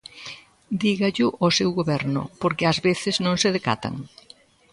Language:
Galician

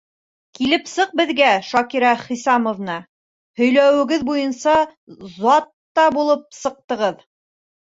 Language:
Bashkir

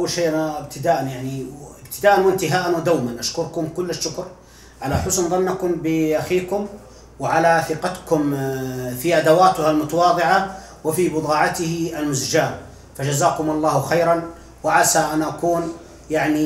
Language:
Arabic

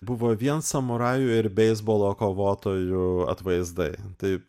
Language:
Lithuanian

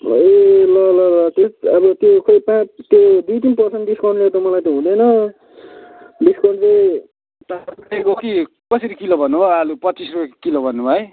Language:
Nepali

